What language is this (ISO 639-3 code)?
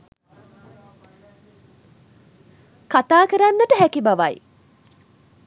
sin